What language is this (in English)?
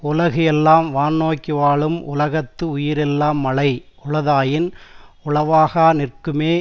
Tamil